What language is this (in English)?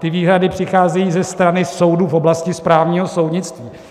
Czech